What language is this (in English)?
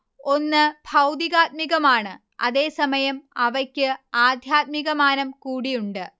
Malayalam